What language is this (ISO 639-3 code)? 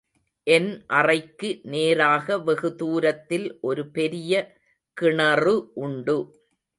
tam